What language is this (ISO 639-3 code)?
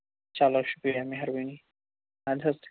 kas